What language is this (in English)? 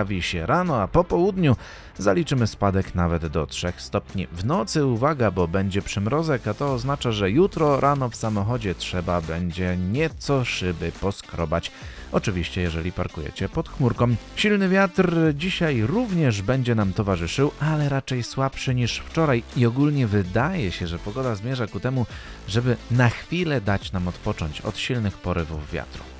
Polish